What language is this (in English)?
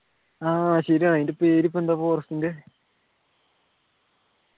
Malayalam